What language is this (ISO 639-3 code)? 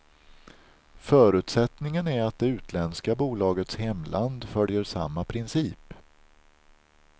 swe